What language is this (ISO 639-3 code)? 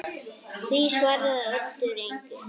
isl